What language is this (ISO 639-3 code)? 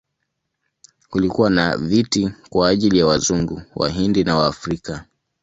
swa